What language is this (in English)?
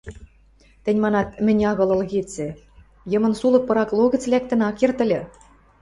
Western Mari